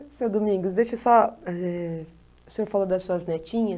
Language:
Portuguese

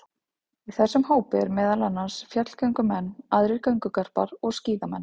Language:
Icelandic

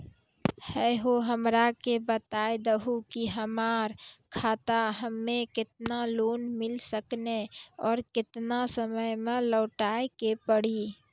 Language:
Maithili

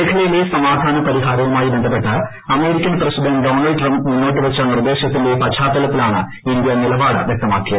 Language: Malayalam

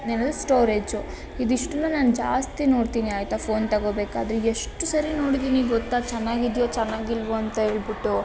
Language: Kannada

